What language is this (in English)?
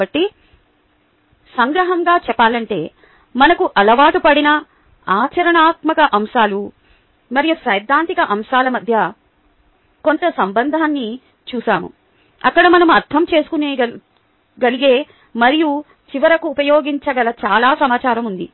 Telugu